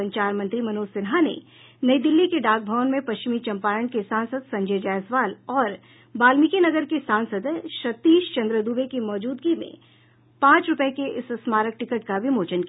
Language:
Hindi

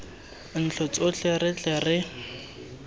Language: Tswana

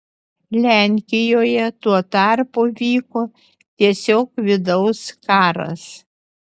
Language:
Lithuanian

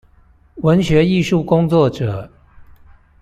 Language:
Chinese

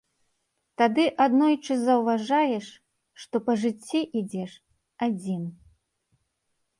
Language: Belarusian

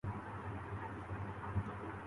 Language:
Urdu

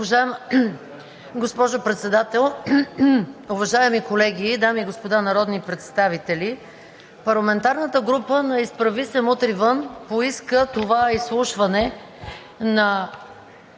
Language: Bulgarian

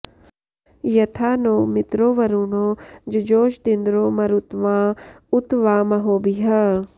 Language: Sanskrit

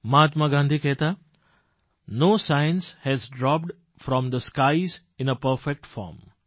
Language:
Gujarati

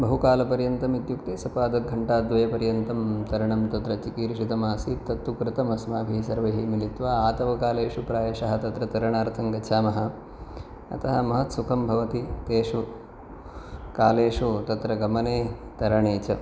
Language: Sanskrit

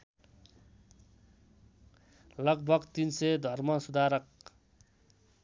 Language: Nepali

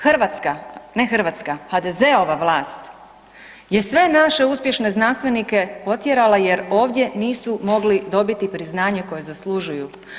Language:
Croatian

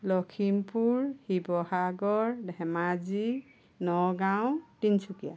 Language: Assamese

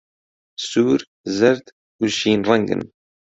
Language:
Central Kurdish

